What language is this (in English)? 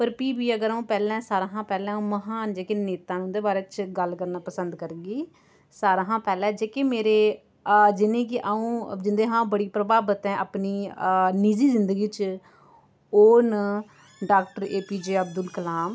Dogri